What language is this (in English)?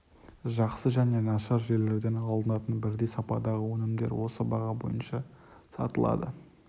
Kazakh